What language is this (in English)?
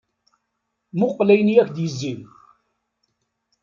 Kabyle